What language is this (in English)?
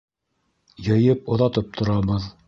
Bashkir